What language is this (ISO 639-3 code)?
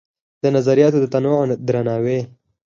pus